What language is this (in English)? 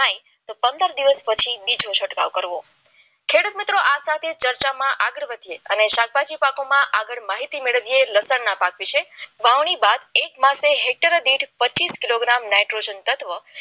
Gujarati